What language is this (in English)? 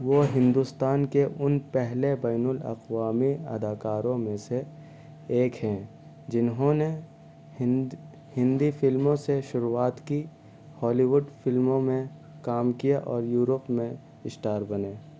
Urdu